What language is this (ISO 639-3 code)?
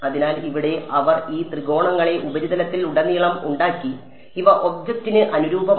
mal